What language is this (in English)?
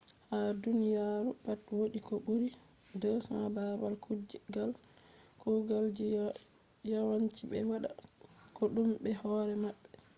Fula